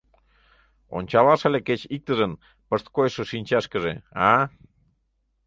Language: Mari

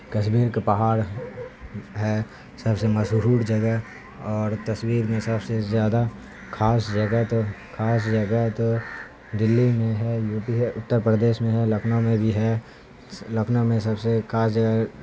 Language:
Urdu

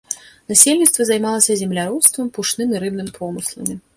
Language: Belarusian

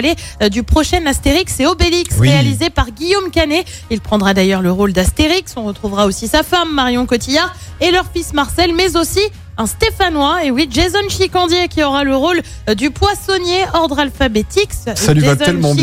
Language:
French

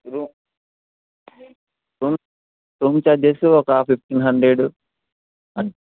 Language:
Telugu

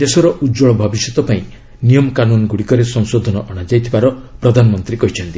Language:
Odia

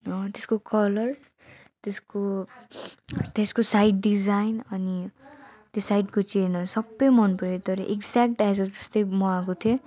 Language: Nepali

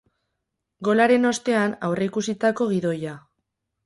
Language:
Basque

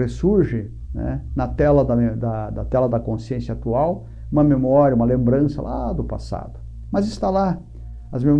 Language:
Portuguese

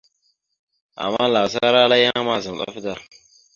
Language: Mada (Cameroon)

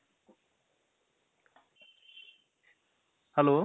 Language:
Marathi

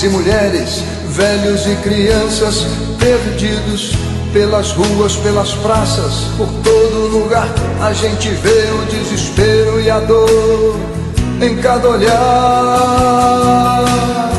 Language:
Portuguese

